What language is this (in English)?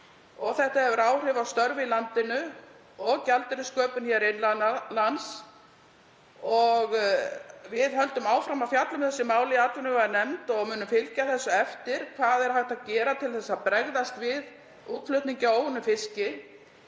Icelandic